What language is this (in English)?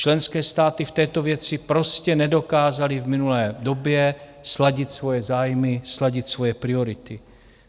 Czech